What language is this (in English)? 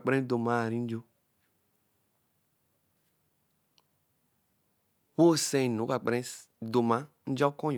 Eleme